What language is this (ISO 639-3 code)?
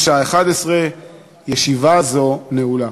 heb